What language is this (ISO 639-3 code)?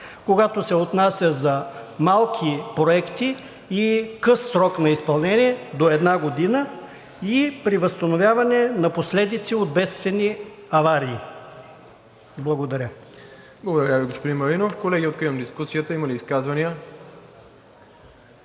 bul